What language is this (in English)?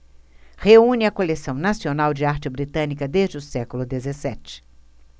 Portuguese